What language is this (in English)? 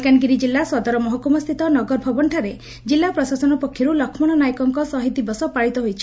Odia